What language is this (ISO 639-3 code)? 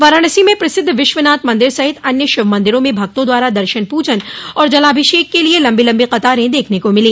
hin